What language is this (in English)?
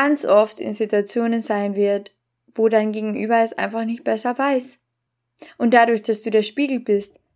German